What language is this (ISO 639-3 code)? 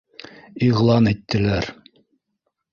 bak